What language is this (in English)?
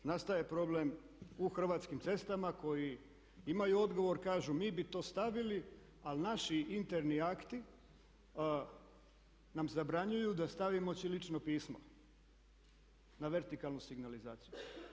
Croatian